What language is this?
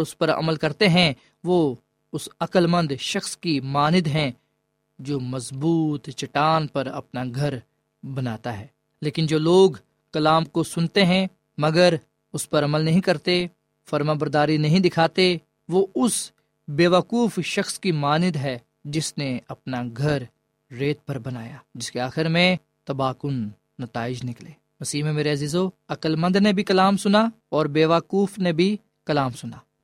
Urdu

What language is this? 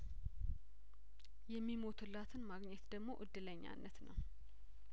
Amharic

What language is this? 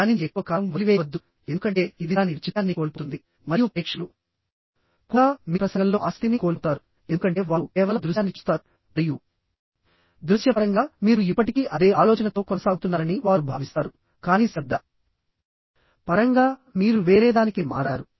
Telugu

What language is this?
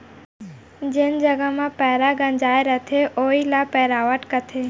Chhattisgarhi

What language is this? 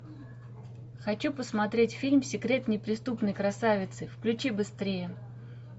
Russian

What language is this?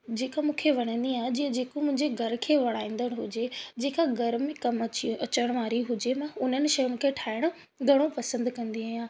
Sindhi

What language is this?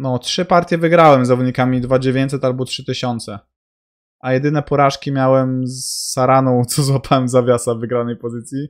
Polish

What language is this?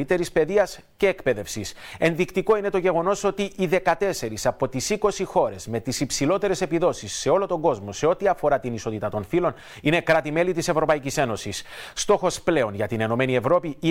Greek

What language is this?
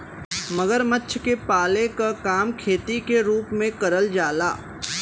Bhojpuri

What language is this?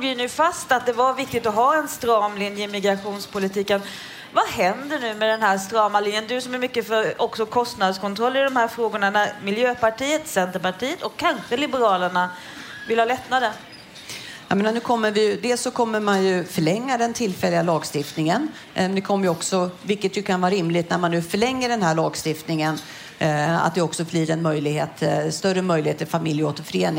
Swedish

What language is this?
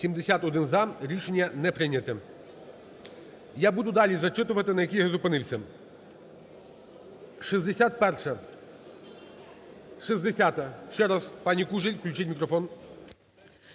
Ukrainian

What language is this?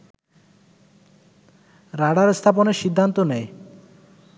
Bangla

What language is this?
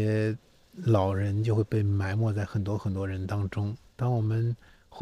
Chinese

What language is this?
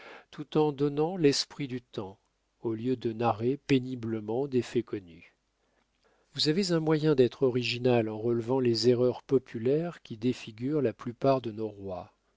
French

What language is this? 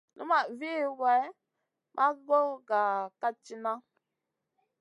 Masana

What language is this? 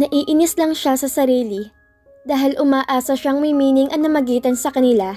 Filipino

